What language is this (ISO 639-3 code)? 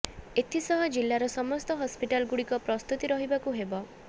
ori